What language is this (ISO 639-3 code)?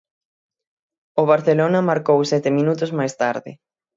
glg